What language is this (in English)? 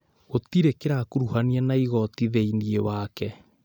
Kikuyu